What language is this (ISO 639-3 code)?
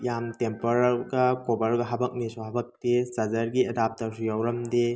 mni